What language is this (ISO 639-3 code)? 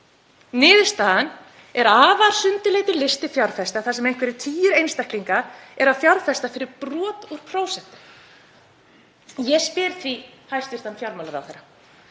isl